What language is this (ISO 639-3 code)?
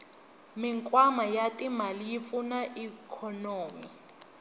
tso